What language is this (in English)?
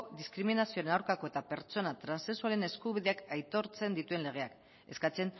Basque